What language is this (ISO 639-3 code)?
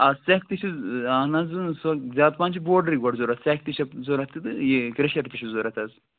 kas